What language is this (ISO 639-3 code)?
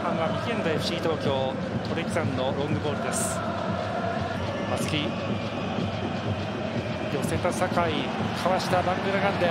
jpn